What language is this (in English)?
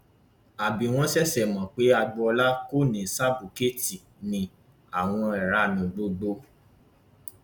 Yoruba